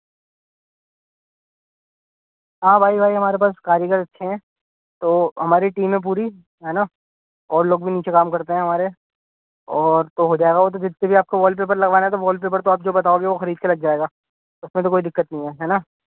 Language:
Urdu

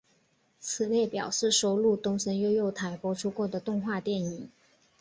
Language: Chinese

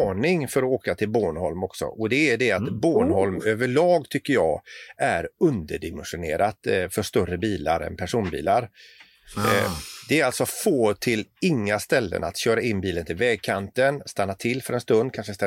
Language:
Swedish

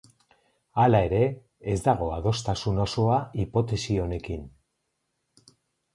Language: Basque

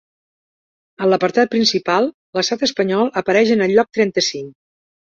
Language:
Catalan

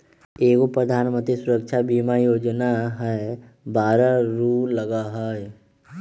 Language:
Magahi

